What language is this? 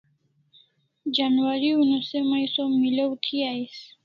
Kalasha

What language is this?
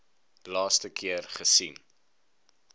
Afrikaans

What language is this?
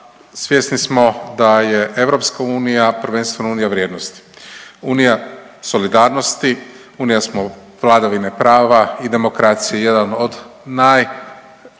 Croatian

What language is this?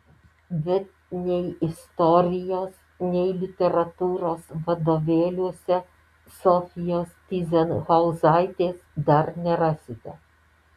Lithuanian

